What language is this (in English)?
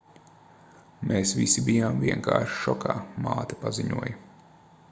Latvian